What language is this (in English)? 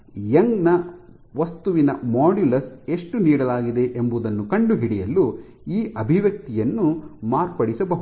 Kannada